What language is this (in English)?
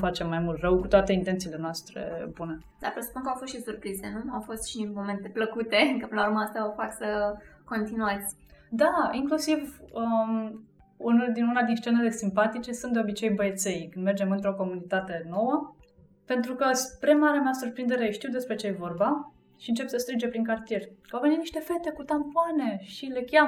Romanian